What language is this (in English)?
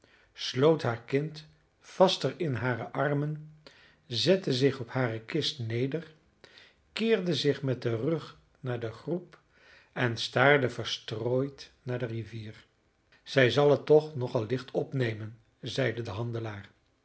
Dutch